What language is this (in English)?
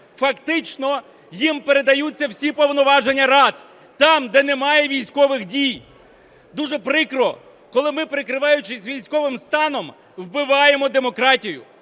Ukrainian